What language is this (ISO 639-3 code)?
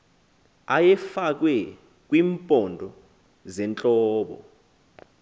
xho